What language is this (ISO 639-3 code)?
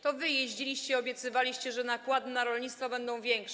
pol